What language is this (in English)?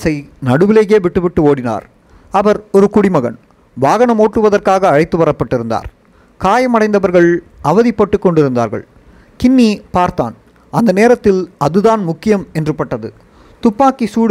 Tamil